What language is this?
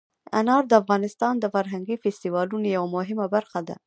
Pashto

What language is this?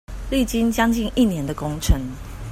Chinese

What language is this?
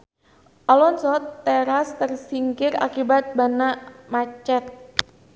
Sundanese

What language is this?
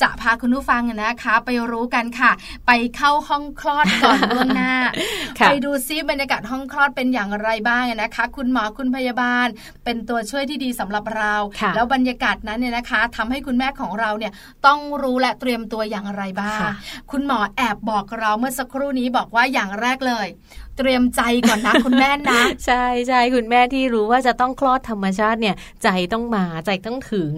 Thai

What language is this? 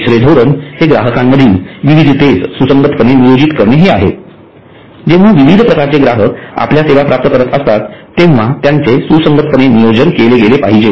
Marathi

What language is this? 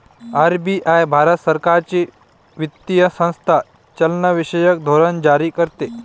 Marathi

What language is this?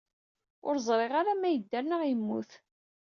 Kabyle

